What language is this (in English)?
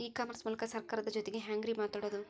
Kannada